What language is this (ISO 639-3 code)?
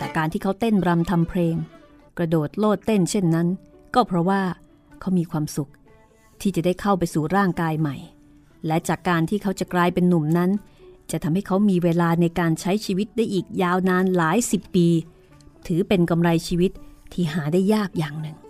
tha